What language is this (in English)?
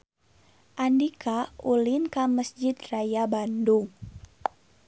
Sundanese